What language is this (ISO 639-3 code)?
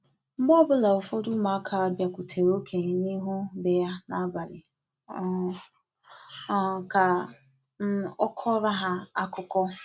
ibo